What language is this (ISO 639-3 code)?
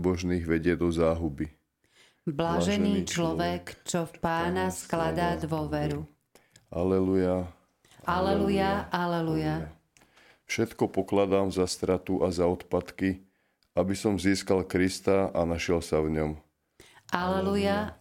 slk